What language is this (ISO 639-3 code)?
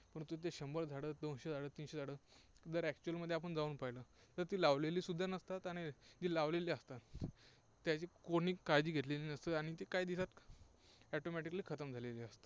mar